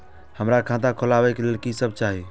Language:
Maithili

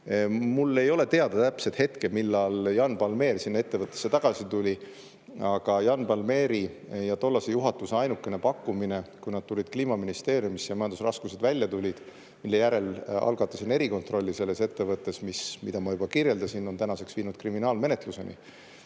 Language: Estonian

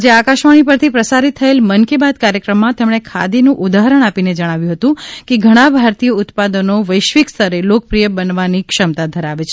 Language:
Gujarati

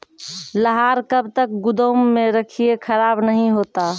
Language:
Maithili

